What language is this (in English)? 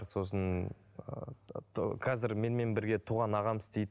Kazakh